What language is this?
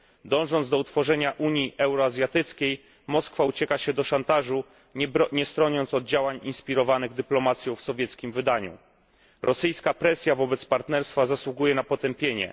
Polish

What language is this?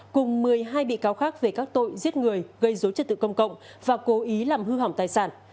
Vietnamese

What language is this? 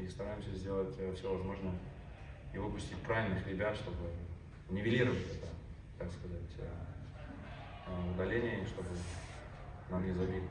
Russian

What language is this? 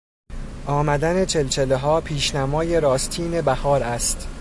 Persian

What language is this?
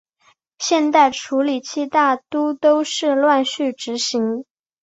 Chinese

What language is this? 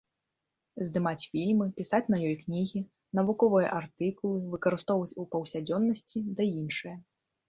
Belarusian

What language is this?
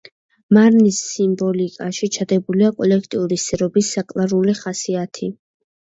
Georgian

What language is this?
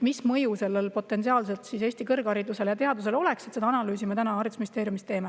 Estonian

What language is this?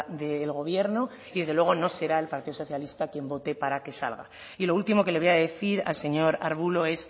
Spanish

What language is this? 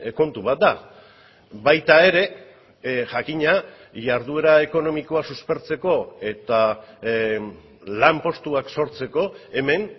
Basque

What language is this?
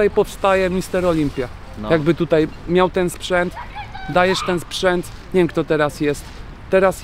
Polish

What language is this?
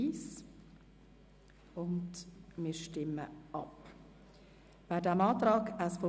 Swiss German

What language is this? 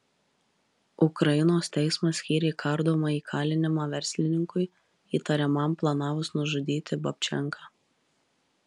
Lithuanian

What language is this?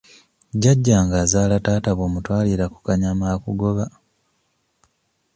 Ganda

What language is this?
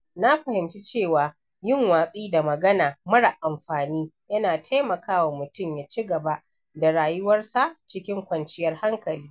Hausa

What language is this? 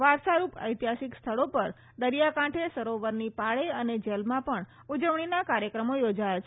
Gujarati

